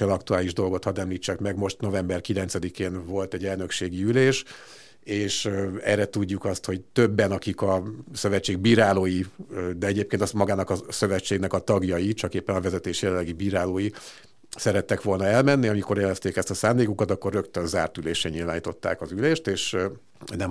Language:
Hungarian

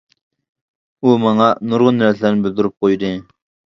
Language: Uyghur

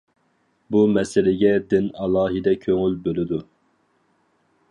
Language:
Uyghur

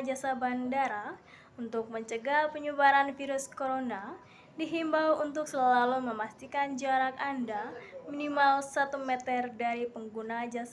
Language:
Indonesian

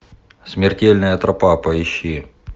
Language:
Russian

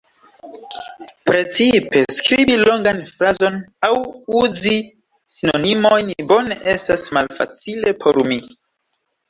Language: Esperanto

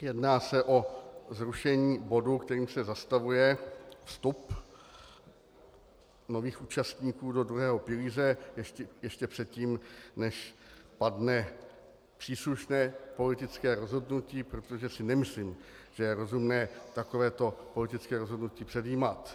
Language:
Czech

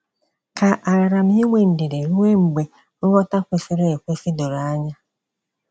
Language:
Igbo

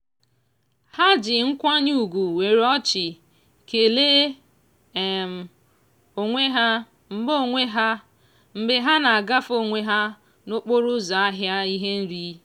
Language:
Igbo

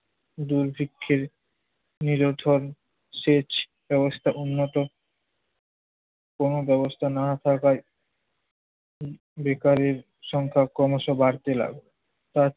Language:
Bangla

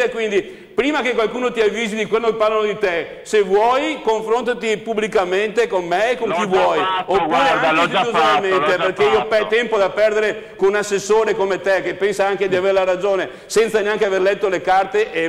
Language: Italian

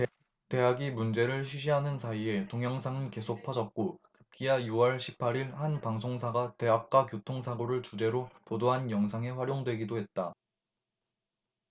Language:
Korean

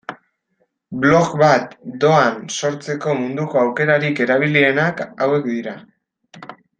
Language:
Basque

